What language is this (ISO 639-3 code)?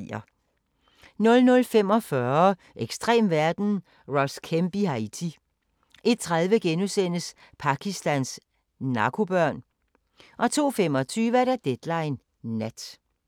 dan